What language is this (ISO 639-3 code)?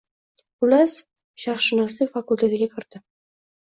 uzb